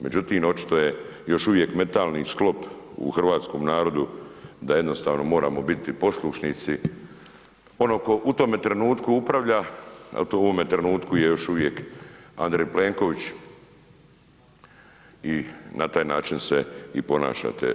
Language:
Croatian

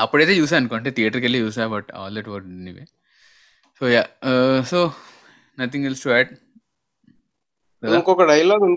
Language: Telugu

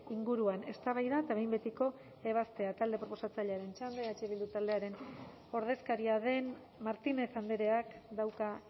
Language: Basque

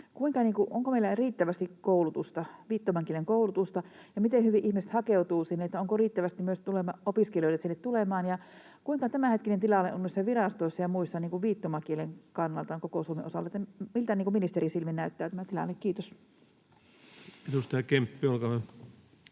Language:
Finnish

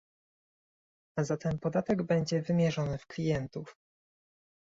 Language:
Polish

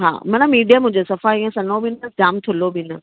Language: Sindhi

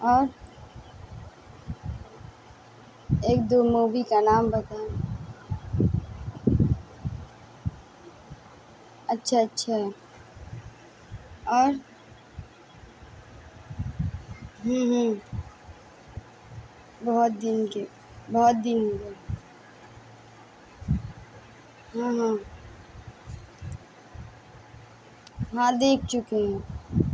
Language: Urdu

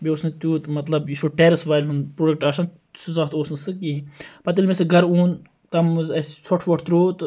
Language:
Kashmiri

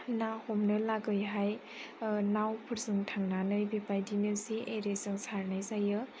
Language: Bodo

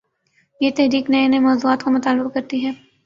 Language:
Urdu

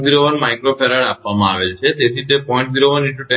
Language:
Gujarati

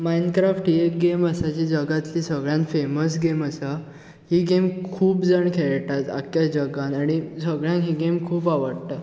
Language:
Konkani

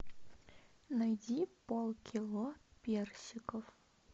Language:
Russian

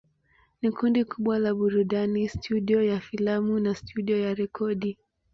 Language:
Swahili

